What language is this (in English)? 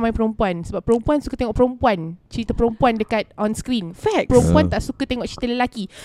Malay